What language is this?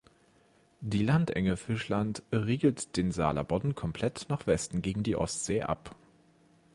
German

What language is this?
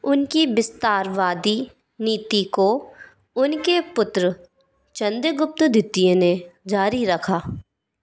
Hindi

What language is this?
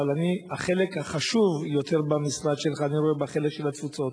Hebrew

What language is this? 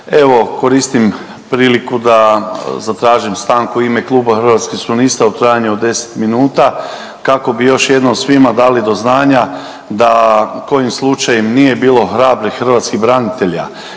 Croatian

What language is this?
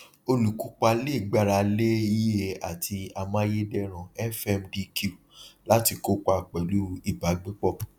Yoruba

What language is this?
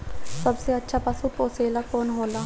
Bhojpuri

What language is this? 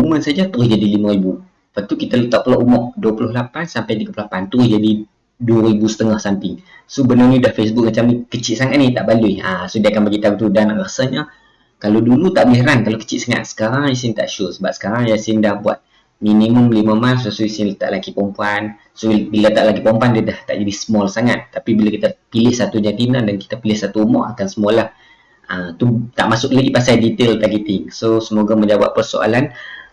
Malay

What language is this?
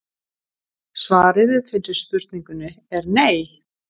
Icelandic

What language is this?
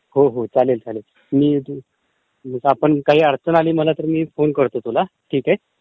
Marathi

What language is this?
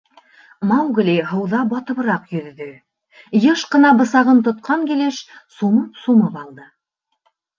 Bashkir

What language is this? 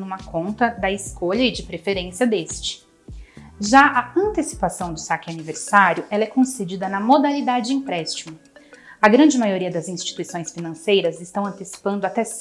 Portuguese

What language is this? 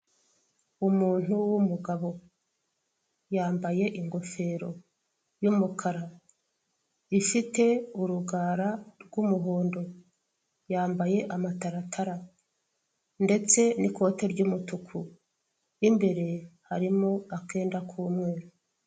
Kinyarwanda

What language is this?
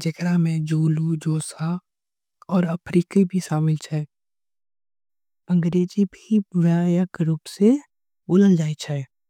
Angika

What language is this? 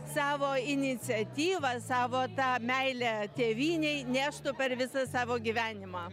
Lithuanian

